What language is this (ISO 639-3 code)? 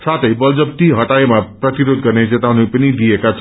nep